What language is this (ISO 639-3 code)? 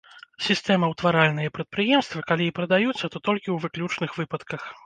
bel